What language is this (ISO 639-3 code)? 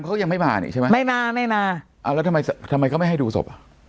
tha